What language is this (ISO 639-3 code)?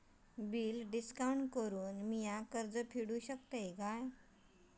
mar